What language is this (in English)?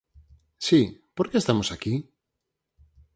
Galician